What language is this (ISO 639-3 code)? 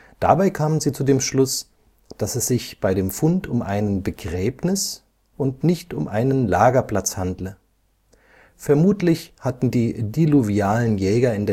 deu